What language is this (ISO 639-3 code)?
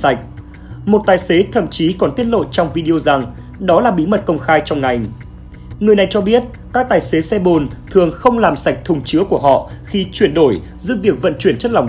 vie